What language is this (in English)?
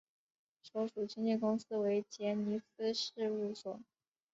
Chinese